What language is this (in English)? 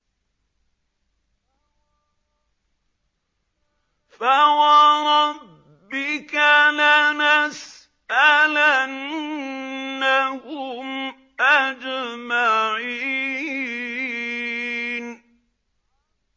Arabic